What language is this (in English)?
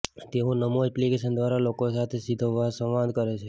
Gujarati